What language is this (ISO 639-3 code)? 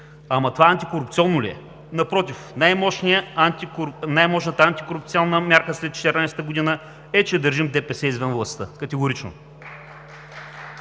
bul